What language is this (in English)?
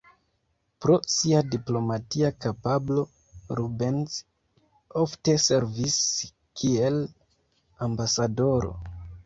Esperanto